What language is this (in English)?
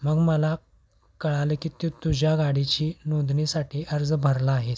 Marathi